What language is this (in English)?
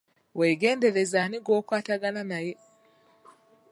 Ganda